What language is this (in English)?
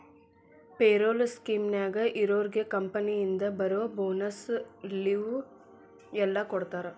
Kannada